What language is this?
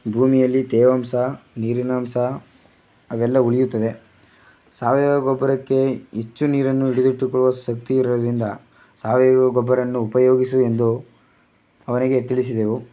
Kannada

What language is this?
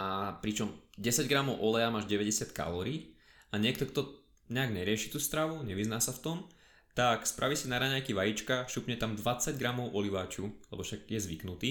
Slovak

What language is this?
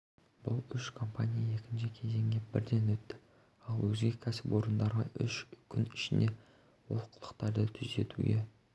Kazakh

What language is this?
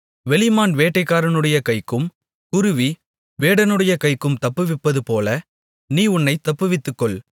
Tamil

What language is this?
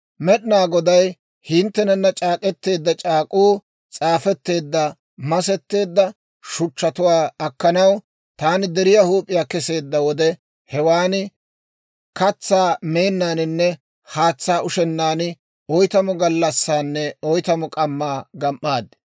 Dawro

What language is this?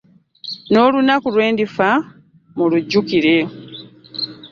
Ganda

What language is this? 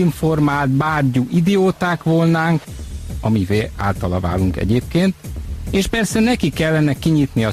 Hungarian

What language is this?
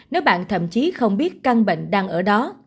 Vietnamese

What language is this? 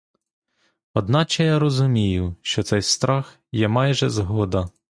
Ukrainian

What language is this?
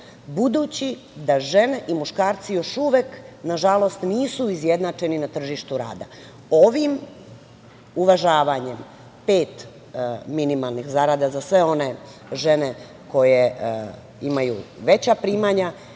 Serbian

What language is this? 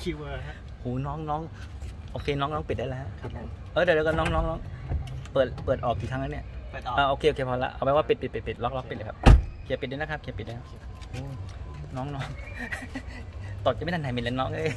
Thai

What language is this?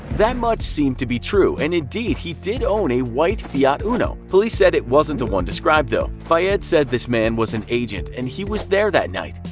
English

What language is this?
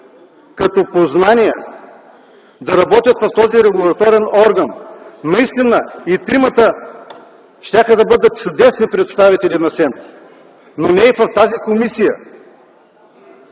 Bulgarian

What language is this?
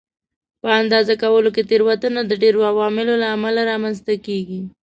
Pashto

